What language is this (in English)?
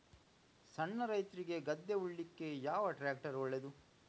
Kannada